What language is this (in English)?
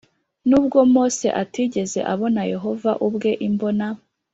Kinyarwanda